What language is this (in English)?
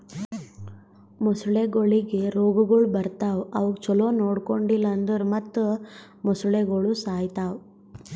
Kannada